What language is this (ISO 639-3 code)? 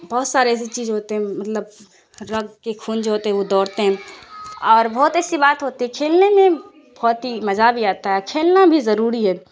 urd